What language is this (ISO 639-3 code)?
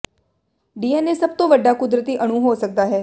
pan